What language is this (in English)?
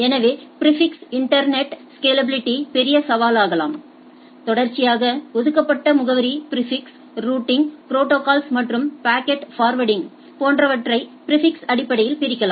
Tamil